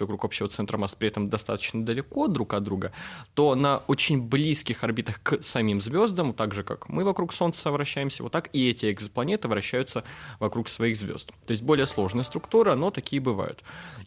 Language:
Russian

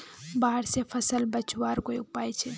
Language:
Magahi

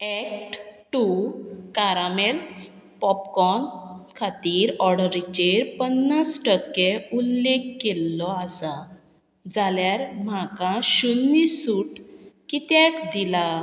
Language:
Konkani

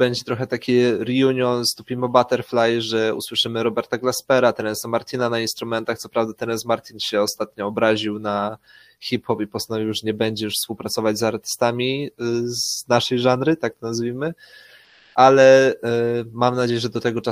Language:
Polish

